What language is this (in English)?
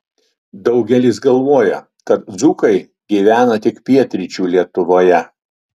Lithuanian